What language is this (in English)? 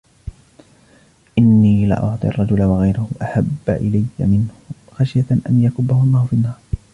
Arabic